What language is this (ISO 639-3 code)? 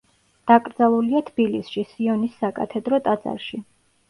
kat